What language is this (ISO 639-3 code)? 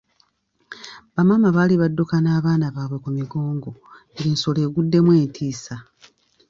lug